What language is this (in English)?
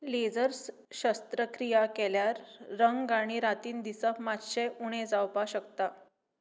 Konkani